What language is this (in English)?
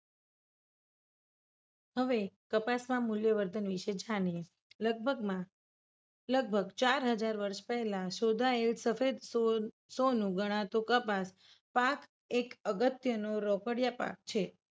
Gujarati